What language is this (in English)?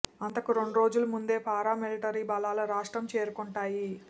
Telugu